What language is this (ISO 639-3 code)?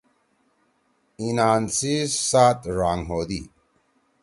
trw